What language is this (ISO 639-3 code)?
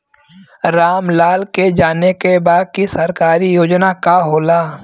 bho